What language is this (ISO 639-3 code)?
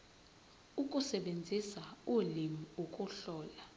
zul